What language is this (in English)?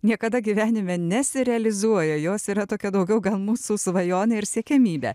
Lithuanian